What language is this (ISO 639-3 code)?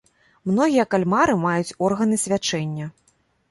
bel